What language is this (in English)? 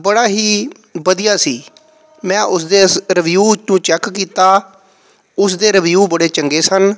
Punjabi